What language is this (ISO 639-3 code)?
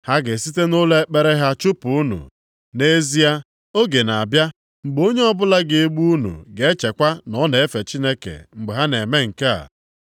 ibo